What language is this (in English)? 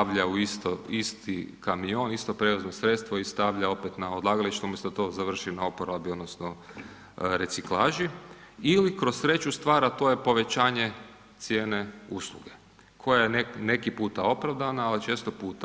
Croatian